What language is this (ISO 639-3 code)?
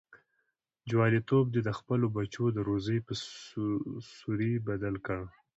pus